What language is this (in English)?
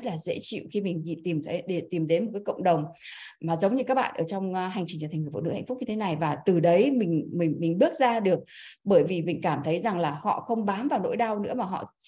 Vietnamese